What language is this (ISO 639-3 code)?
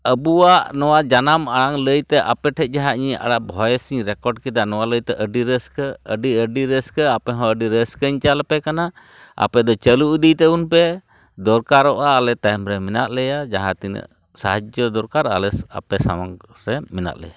sat